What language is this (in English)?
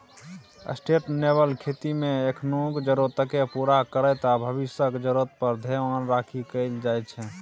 Maithili